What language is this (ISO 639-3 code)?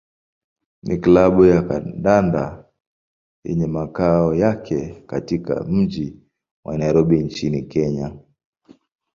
swa